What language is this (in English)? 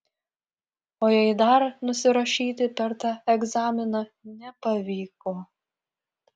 Lithuanian